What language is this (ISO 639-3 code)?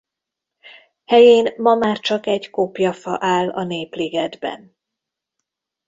hun